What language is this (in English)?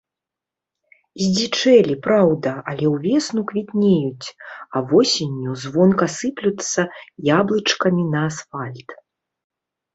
Belarusian